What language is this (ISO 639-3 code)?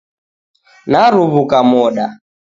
dav